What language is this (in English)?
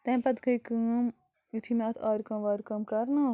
Kashmiri